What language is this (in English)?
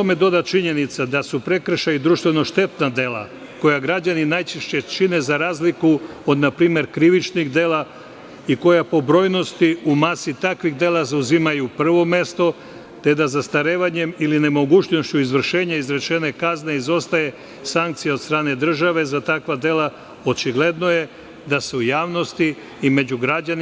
Serbian